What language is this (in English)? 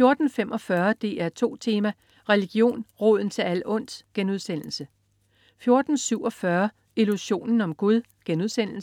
Danish